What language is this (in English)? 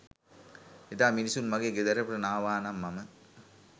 Sinhala